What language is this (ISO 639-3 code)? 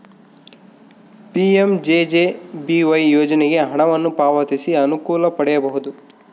kan